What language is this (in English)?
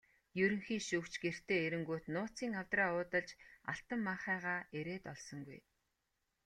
Mongolian